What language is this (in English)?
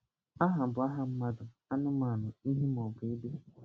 Igbo